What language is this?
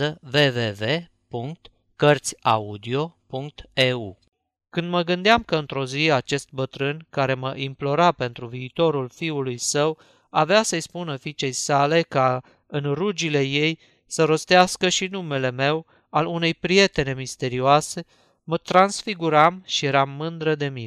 Romanian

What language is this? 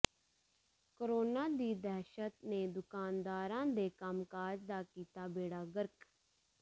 Punjabi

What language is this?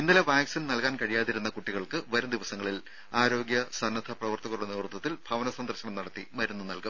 Malayalam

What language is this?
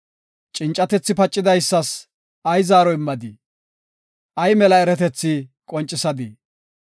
Gofa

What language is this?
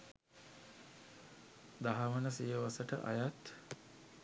Sinhala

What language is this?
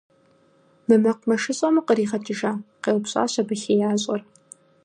Kabardian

